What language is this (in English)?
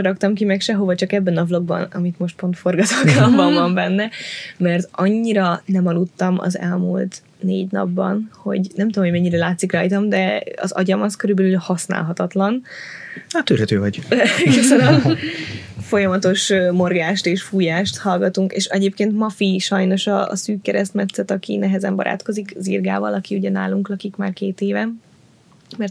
Hungarian